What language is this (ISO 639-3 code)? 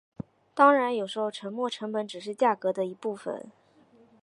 zho